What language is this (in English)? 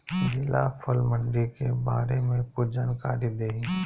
Bhojpuri